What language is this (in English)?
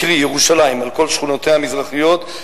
Hebrew